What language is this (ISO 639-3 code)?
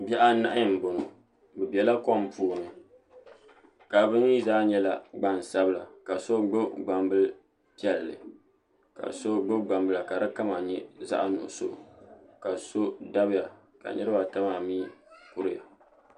dag